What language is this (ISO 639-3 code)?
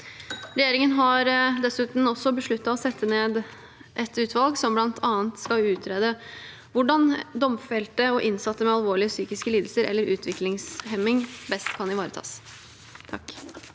nor